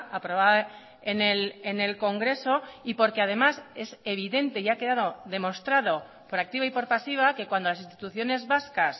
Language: Spanish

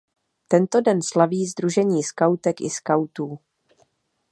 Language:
Czech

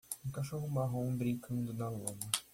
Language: Portuguese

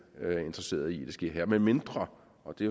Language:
Danish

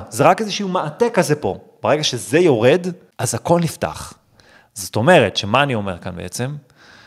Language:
Hebrew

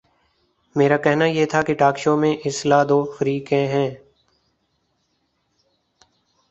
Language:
Urdu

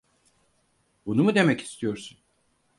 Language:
Turkish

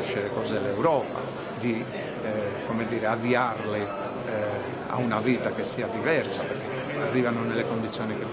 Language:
Italian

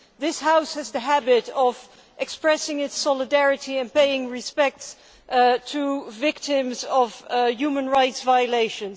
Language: English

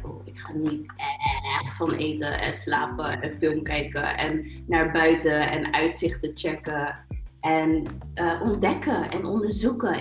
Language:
Dutch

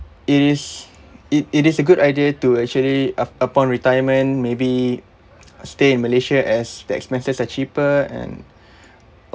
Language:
English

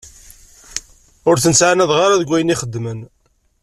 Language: Kabyle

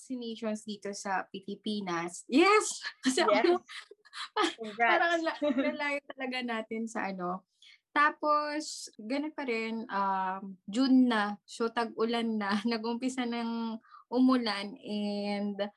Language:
Filipino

